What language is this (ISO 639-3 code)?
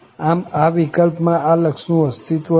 guj